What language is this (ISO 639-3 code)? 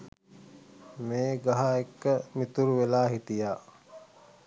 sin